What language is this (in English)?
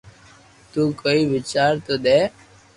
Loarki